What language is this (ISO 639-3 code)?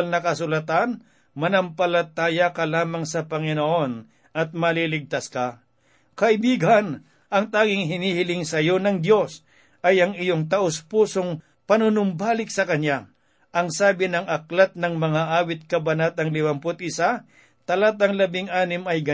fil